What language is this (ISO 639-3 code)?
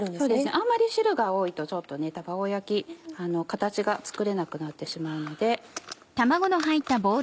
jpn